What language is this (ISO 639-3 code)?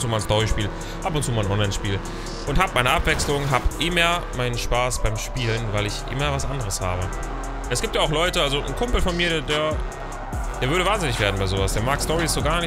deu